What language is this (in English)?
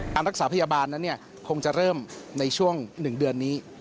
Thai